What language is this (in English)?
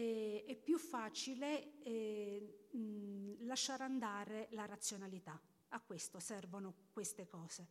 Italian